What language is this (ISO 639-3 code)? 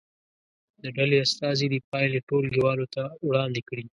pus